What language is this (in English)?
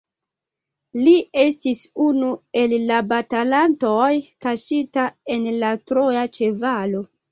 Esperanto